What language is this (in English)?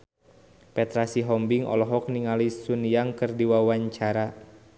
Sundanese